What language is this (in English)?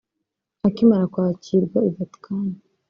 Kinyarwanda